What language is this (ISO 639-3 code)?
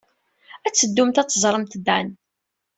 kab